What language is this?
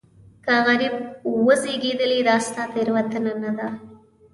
Pashto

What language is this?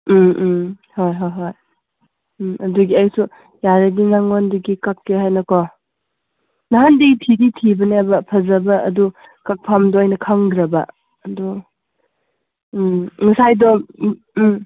Manipuri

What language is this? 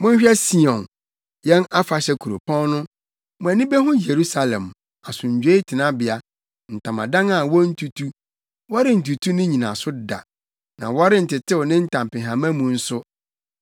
Akan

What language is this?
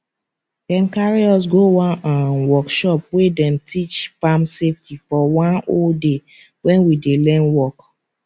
Nigerian Pidgin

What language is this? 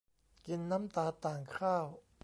Thai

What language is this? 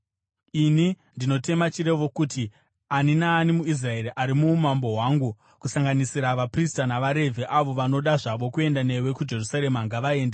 Shona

